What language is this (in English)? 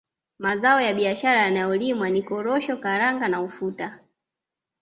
Swahili